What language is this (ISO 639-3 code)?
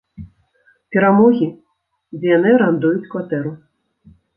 bel